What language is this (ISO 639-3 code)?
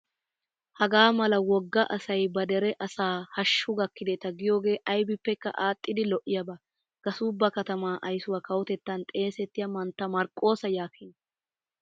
wal